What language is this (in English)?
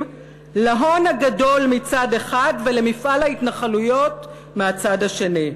Hebrew